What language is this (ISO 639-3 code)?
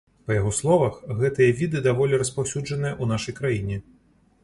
bel